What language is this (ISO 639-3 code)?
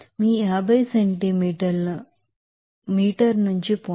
tel